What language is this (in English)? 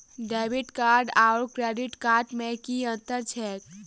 Maithili